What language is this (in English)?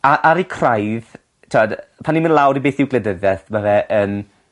Welsh